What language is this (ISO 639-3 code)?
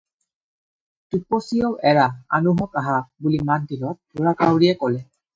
asm